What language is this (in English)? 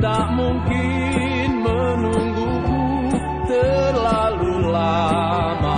Indonesian